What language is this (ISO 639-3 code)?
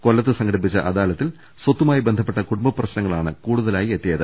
mal